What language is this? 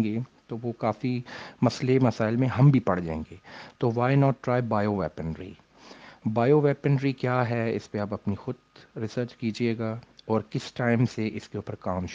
Urdu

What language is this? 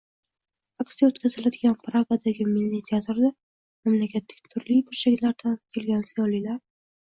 Uzbek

